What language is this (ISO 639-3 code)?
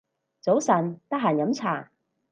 yue